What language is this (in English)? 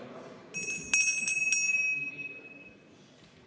Estonian